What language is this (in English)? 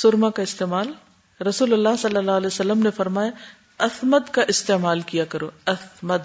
Urdu